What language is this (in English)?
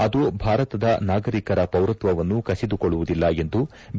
Kannada